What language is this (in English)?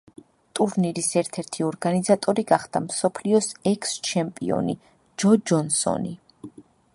Georgian